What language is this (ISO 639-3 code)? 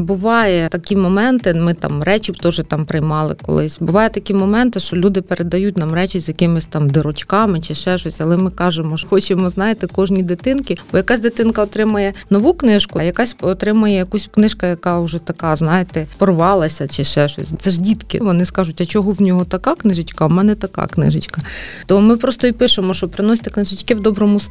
ukr